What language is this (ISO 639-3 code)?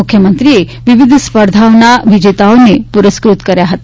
guj